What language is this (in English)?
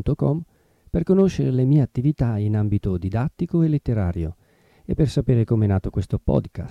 Italian